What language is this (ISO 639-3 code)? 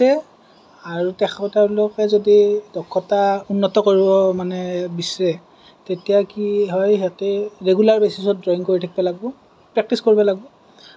asm